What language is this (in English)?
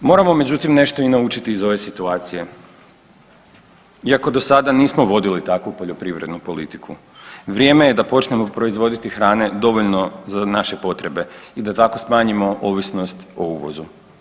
Croatian